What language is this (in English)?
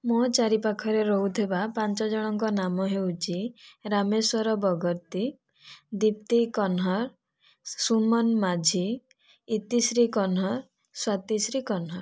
Odia